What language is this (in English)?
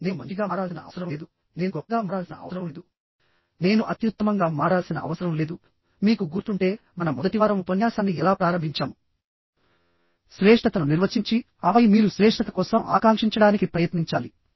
Telugu